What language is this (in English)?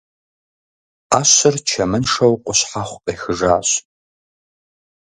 Kabardian